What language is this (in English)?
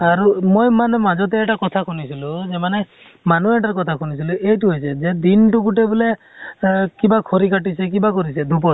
Assamese